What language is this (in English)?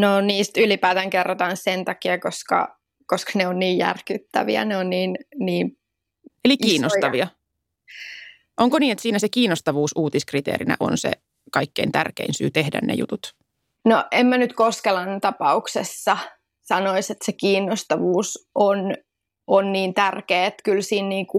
Finnish